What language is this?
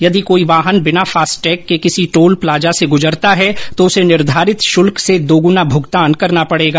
Hindi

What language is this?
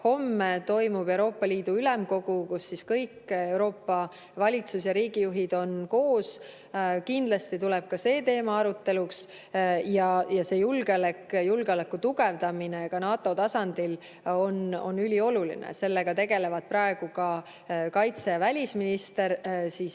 Estonian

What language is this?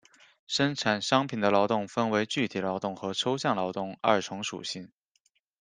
Chinese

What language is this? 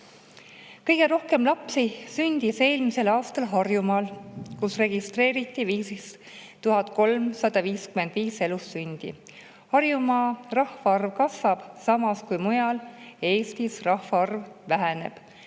Estonian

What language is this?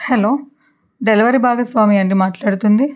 Telugu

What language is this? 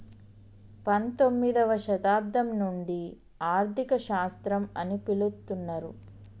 Telugu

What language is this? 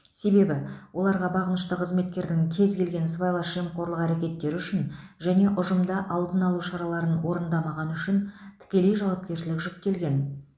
Kazakh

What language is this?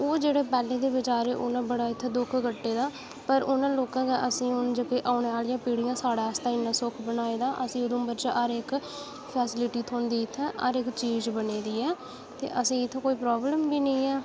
Dogri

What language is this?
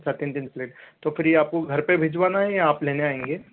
Hindi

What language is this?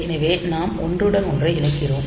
Tamil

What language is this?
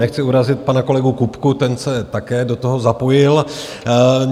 Czech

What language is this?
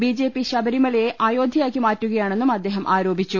Malayalam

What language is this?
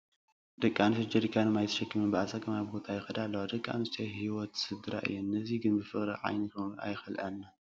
Tigrinya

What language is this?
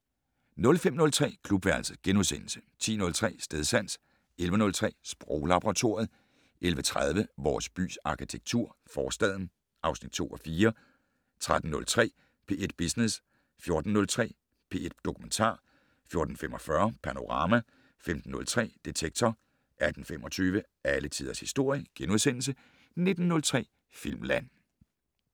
Danish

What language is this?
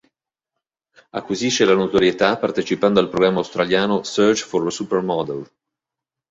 Italian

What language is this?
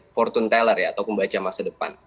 Indonesian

